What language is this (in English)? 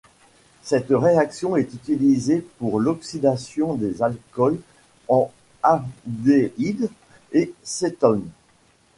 French